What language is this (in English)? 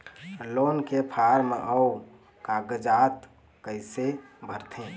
Chhattisgarhi